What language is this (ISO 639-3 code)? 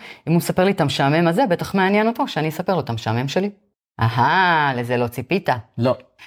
heb